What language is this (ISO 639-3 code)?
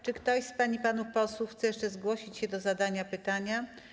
pol